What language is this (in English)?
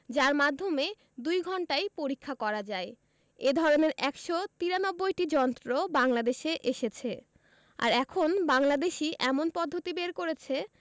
Bangla